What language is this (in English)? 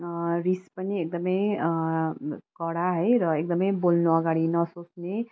Nepali